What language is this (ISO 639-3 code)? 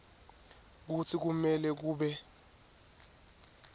ssw